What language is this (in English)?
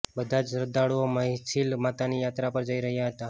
Gujarati